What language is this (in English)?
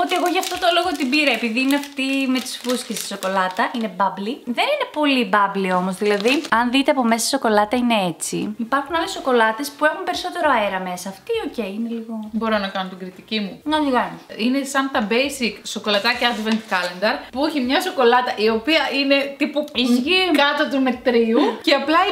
Greek